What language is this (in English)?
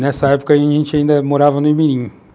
Portuguese